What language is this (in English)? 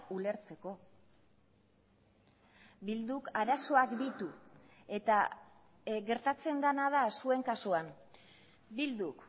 Basque